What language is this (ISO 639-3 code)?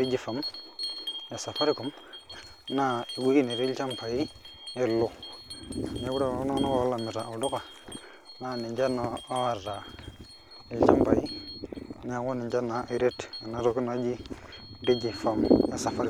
mas